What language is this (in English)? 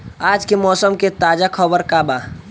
Bhojpuri